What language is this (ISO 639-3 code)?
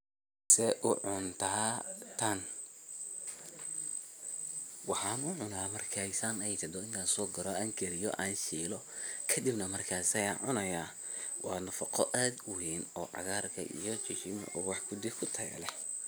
som